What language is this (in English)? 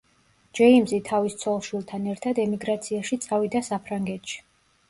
Georgian